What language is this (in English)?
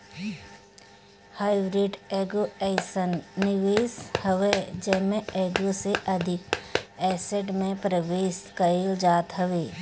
Bhojpuri